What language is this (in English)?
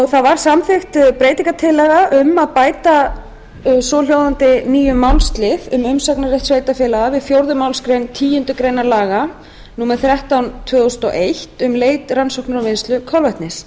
Icelandic